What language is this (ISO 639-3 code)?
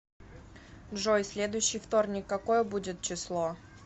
rus